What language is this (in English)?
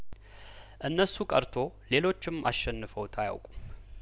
Amharic